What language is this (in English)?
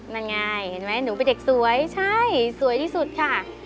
Thai